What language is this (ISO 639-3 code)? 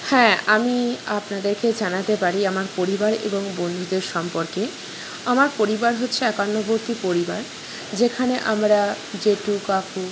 ben